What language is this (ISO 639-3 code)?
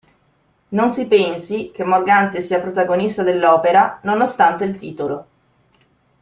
ita